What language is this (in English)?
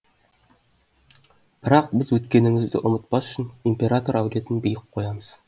Kazakh